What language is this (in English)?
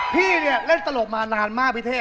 Thai